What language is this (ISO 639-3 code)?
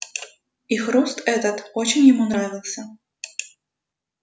rus